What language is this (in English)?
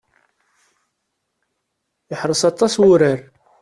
Kabyle